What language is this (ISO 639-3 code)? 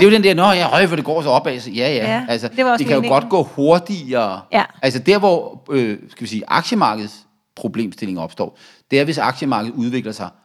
dan